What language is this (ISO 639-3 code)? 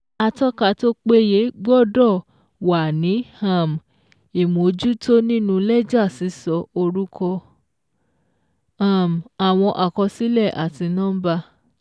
yor